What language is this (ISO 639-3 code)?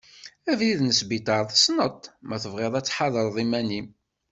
kab